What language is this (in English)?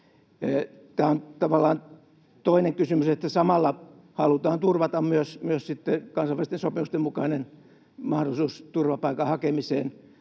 Finnish